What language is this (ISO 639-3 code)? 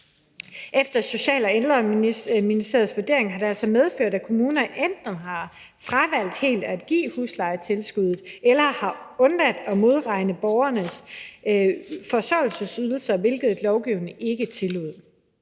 dan